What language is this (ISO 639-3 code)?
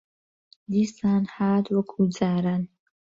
ckb